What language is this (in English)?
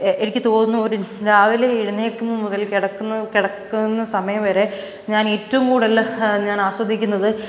Malayalam